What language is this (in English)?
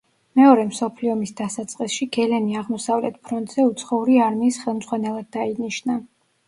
Georgian